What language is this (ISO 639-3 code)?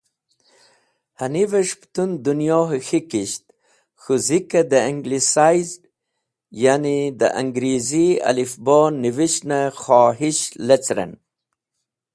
wbl